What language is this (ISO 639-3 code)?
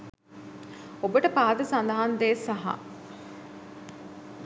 sin